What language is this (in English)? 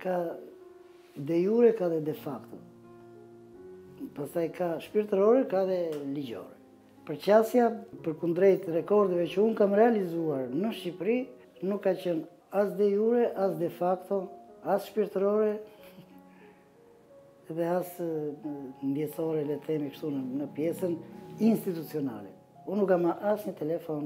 Romanian